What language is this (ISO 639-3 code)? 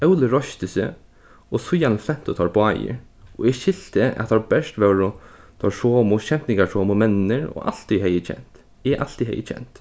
fao